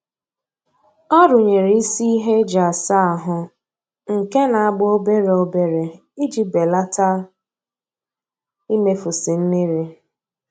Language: Igbo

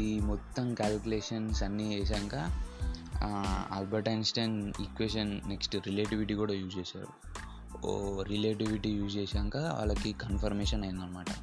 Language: Telugu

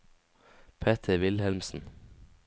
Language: Norwegian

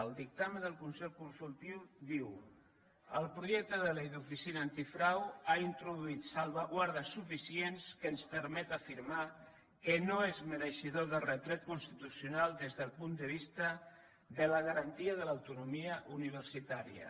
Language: Catalan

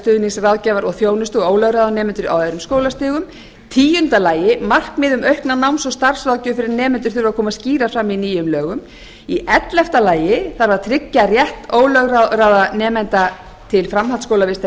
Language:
Icelandic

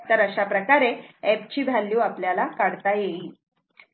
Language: Marathi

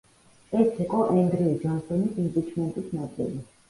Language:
Georgian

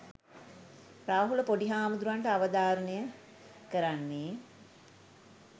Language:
Sinhala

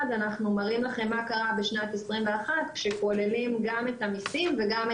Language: Hebrew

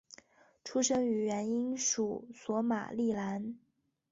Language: Chinese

